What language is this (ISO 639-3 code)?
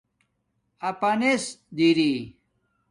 dmk